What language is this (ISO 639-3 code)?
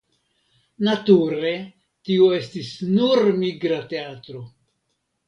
epo